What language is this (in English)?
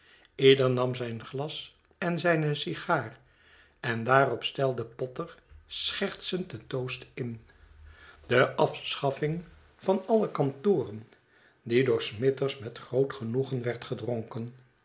Dutch